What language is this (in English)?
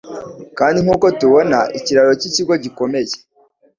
Kinyarwanda